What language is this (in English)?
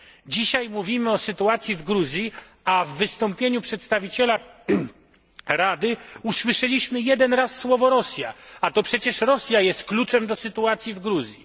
Polish